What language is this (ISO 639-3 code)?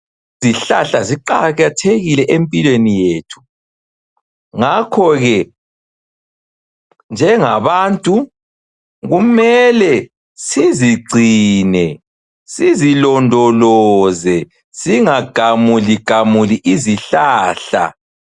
nde